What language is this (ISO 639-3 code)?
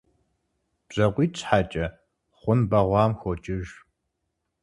kbd